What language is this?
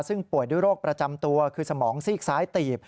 Thai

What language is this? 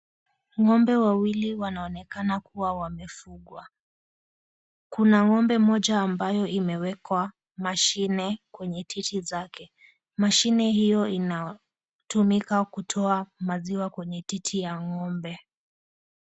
Swahili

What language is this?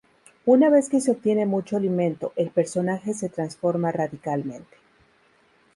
Spanish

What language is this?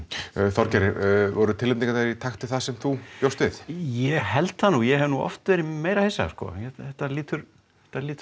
Icelandic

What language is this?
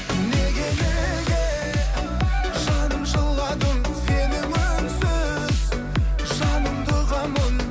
Kazakh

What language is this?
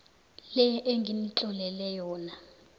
South Ndebele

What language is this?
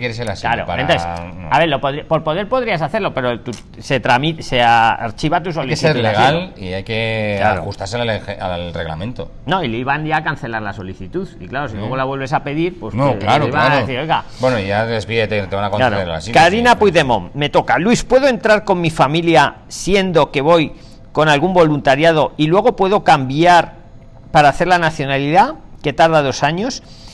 Spanish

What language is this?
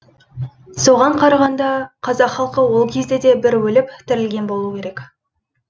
Kazakh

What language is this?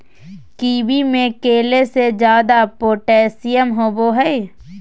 Magahi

